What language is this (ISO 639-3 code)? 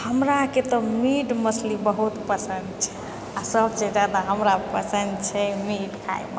mai